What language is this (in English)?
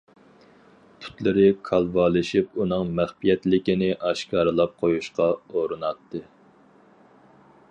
Uyghur